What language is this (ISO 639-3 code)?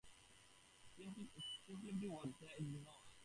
eng